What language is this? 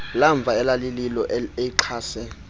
Xhosa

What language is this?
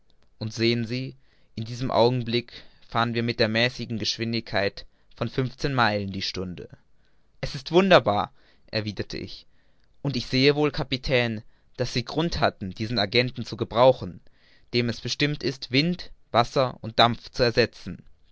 German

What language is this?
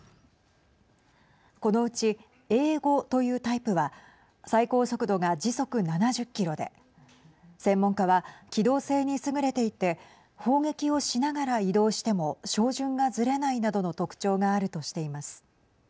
Japanese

